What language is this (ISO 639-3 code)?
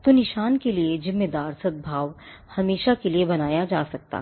hin